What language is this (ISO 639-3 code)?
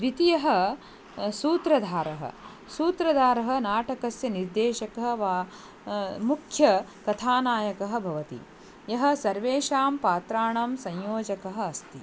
san